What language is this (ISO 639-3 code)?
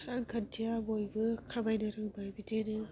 brx